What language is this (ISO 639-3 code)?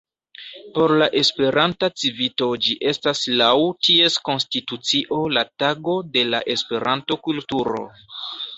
epo